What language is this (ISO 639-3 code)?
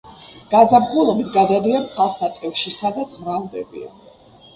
kat